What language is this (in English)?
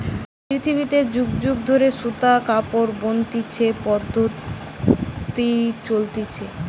Bangla